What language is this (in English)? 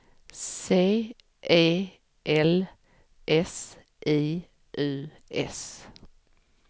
Swedish